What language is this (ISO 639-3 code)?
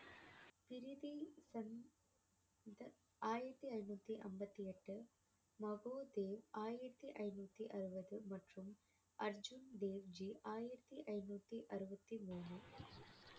tam